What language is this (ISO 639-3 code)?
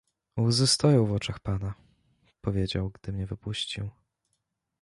pol